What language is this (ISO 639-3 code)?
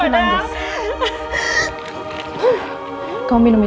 ind